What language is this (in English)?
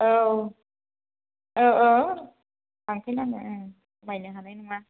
Bodo